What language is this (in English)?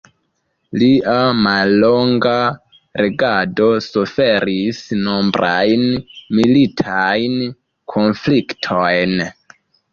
Esperanto